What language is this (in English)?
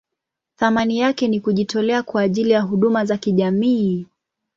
Swahili